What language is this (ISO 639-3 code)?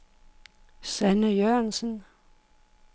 dan